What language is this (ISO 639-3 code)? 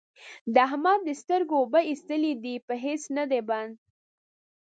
pus